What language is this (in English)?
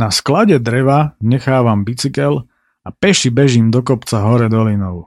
Slovak